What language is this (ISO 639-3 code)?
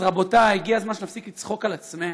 heb